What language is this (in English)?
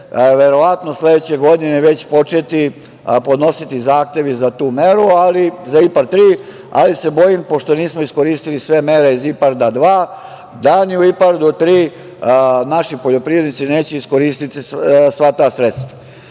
Serbian